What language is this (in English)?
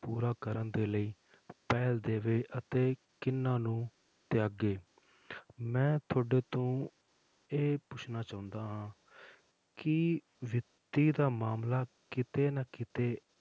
Punjabi